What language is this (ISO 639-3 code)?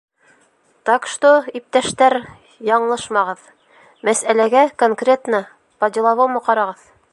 bak